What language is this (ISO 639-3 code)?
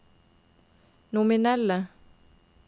nor